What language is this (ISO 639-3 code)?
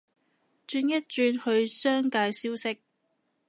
yue